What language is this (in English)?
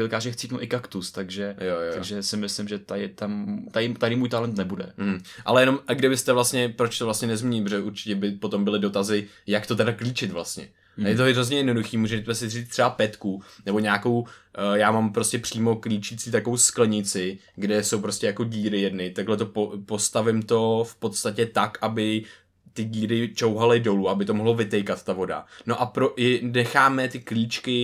Czech